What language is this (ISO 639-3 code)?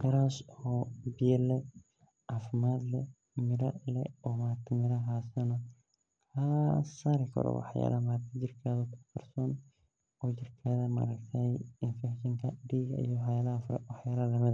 som